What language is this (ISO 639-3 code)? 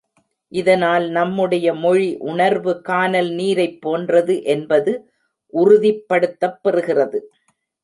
tam